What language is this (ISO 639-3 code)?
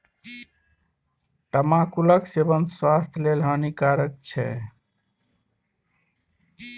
mai